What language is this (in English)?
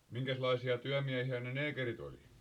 Finnish